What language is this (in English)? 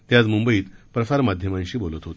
Marathi